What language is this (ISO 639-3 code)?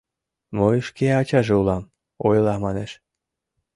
chm